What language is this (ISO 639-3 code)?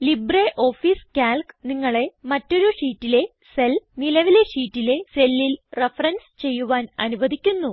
mal